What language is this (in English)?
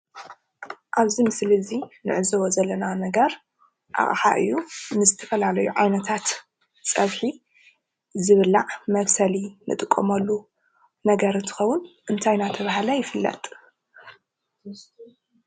Tigrinya